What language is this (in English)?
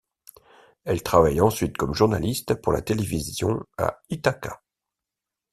French